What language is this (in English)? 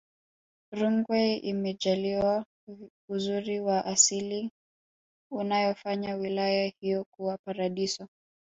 Swahili